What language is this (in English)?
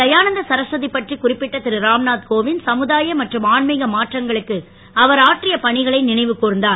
Tamil